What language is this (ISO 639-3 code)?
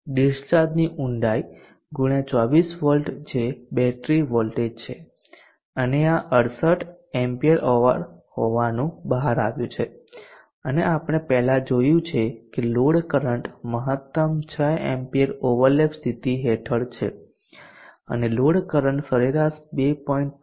guj